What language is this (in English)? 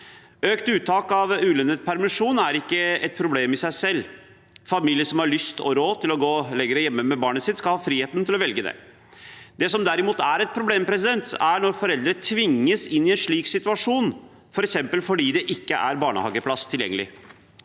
Norwegian